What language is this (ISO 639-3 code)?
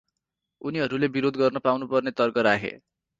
nep